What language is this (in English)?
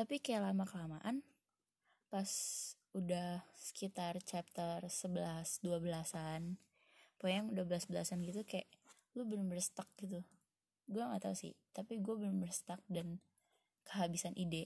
Indonesian